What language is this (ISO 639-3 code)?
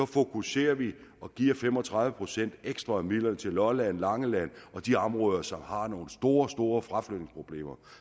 dan